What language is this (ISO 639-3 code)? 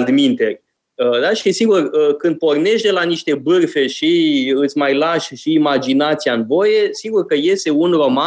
ron